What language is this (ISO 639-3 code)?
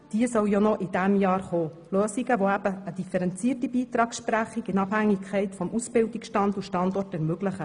gsw